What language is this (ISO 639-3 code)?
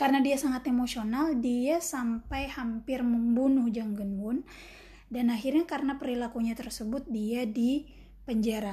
ind